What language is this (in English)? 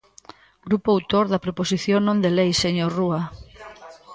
Galician